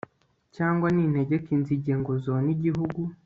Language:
Kinyarwanda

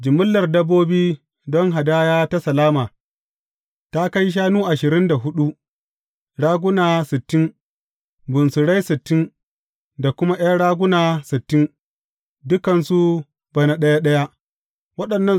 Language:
Hausa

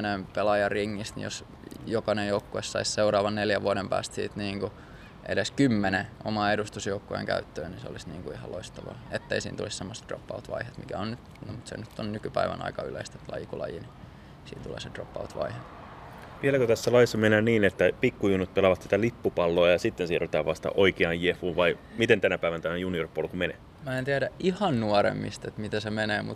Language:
Finnish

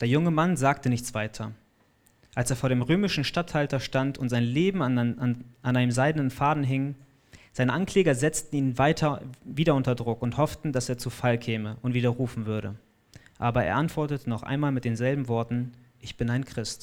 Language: German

